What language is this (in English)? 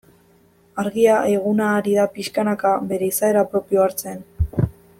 Basque